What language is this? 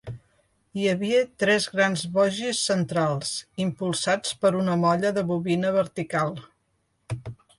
Catalan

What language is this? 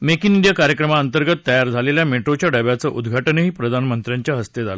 Marathi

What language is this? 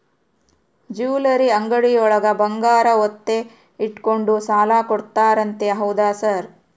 Kannada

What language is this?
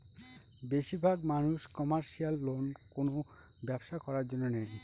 Bangla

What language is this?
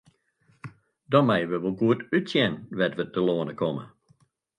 Western Frisian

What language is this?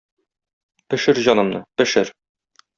Tatar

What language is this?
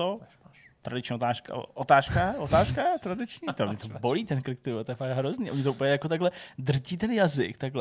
Czech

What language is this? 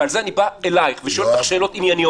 Hebrew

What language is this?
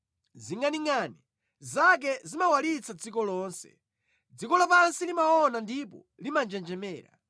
Nyanja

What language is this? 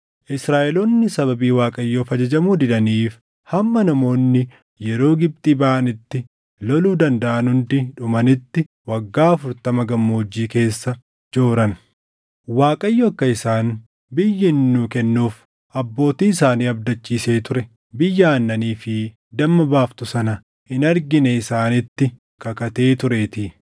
Oromo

